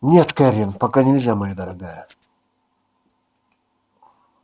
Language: Russian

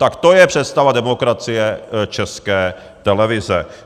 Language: Czech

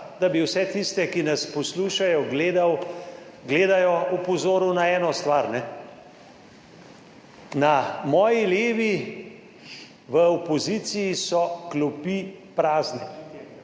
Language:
Slovenian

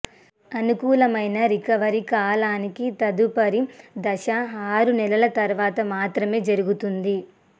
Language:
Telugu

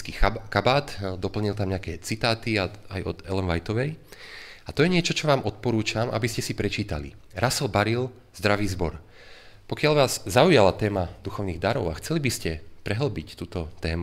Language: Slovak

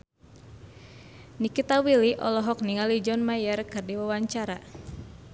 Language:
Sundanese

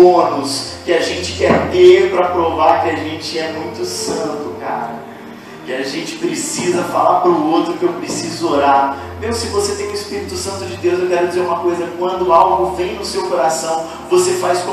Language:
Portuguese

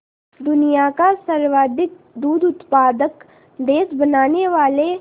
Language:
Hindi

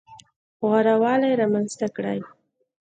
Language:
Pashto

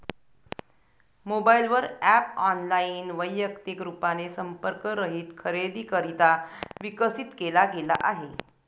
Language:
Marathi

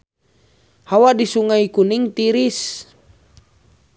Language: Sundanese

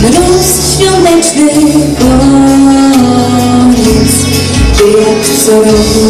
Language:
Polish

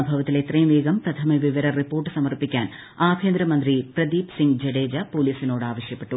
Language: Malayalam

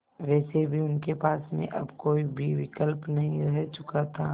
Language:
Hindi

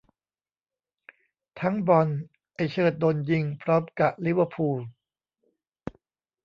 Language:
Thai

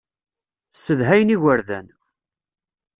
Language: Kabyle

